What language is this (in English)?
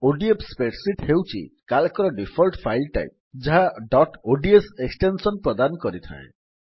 Odia